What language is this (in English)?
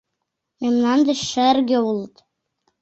Mari